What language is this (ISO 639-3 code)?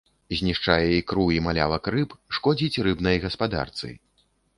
bel